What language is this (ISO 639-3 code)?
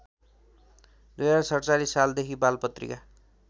nep